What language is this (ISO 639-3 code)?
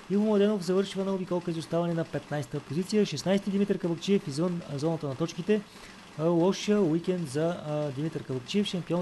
bul